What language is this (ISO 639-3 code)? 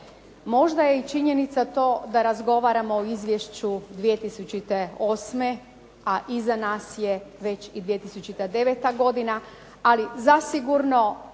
hrv